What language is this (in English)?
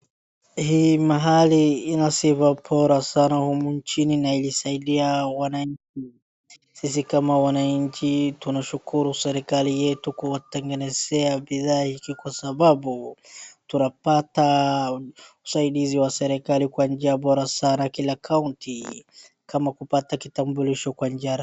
Swahili